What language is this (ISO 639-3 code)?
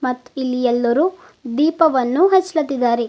kan